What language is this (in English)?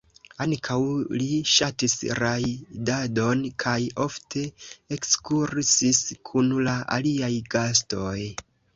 Esperanto